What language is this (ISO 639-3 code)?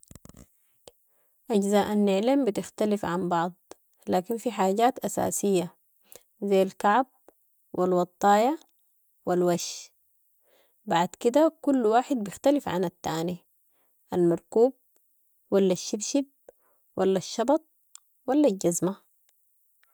apd